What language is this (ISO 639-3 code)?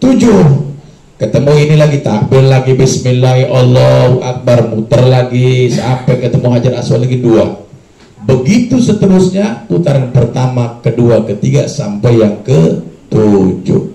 ind